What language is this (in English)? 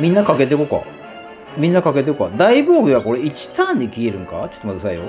Japanese